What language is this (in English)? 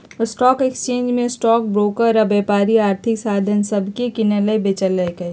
Magahi